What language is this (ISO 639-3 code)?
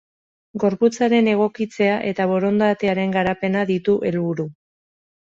eus